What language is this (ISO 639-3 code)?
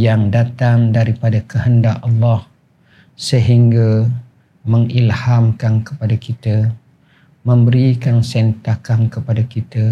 msa